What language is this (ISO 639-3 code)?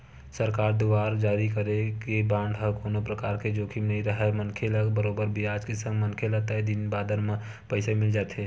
hne